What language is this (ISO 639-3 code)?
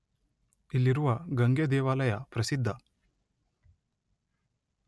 kan